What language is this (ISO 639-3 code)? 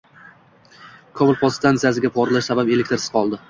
uzb